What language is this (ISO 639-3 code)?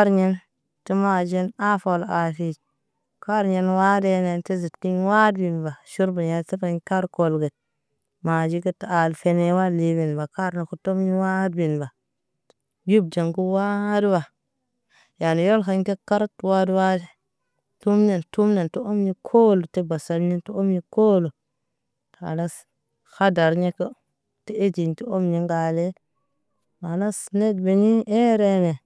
mne